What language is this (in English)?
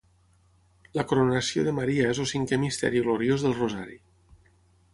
Catalan